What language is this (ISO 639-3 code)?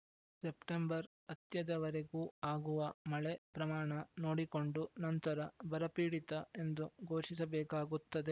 kan